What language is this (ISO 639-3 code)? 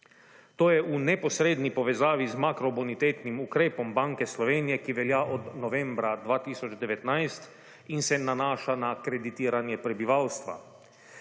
slv